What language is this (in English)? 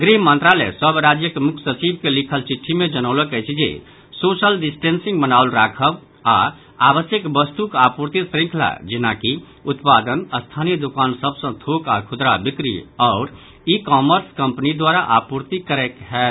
Maithili